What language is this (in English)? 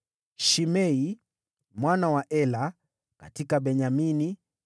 Swahili